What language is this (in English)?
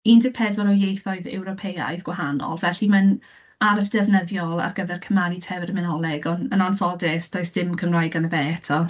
Welsh